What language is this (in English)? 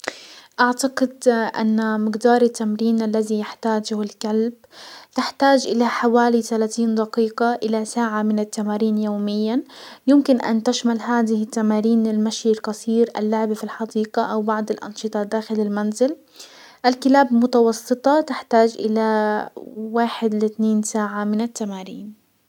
Hijazi Arabic